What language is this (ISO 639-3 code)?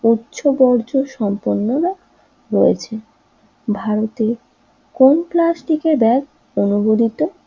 ben